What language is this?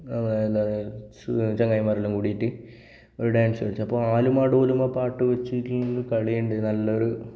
Malayalam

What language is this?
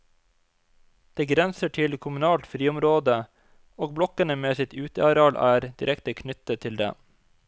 Norwegian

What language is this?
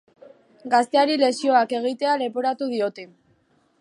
Basque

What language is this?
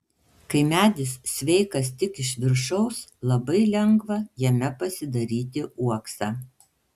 Lithuanian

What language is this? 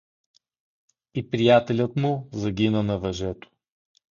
Bulgarian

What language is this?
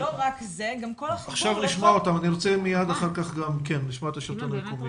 Hebrew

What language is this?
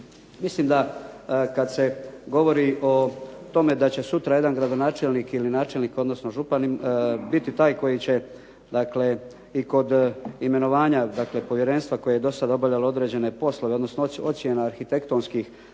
Croatian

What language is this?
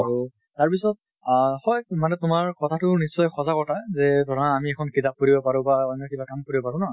Assamese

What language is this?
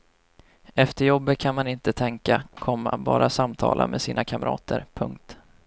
Swedish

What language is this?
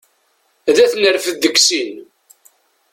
Kabyle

